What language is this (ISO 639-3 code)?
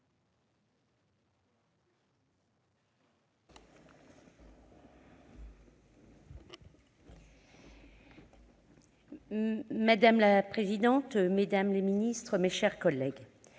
fra